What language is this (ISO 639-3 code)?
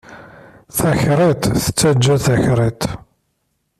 kab